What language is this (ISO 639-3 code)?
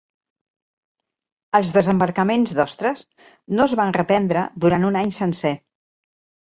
cat